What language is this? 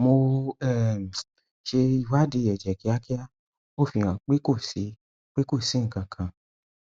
Yoruba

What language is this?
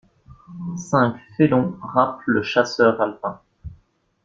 French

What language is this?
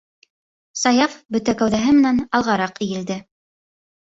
Bashkir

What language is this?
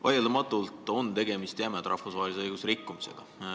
Estonian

